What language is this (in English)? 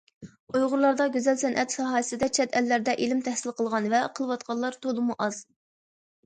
Uyghur